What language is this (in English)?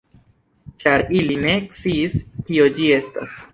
Esperanto